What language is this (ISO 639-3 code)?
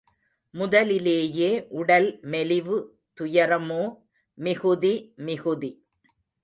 tam